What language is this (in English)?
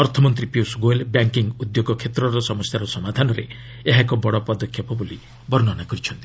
Odia